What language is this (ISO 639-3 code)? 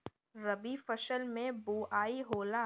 bho